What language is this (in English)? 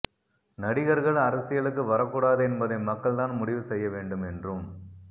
Tamil